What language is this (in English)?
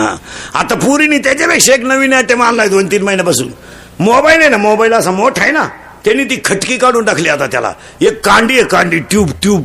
Marathi